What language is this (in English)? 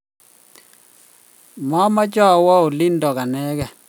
Kalenjin